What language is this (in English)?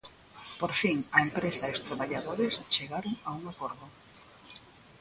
Galician